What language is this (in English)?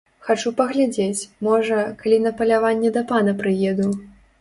Belarusian